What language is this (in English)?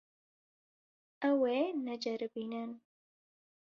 Kurdish